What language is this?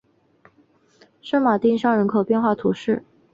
Chinese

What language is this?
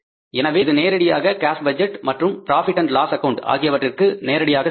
Tamil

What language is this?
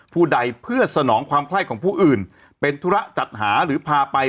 Thai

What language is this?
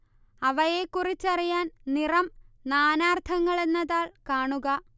Malayalam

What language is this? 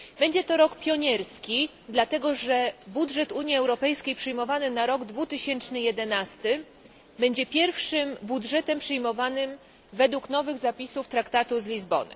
Polish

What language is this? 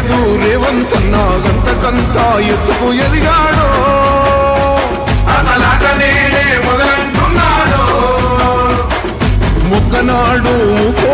Kannada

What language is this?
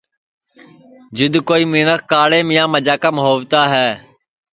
Sansi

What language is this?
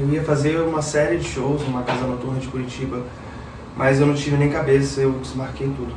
Portuguese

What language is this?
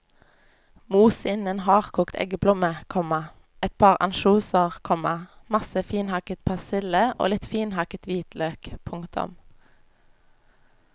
Norwegian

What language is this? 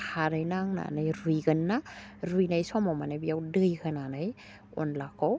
Bodo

